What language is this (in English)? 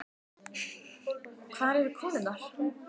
Icelandic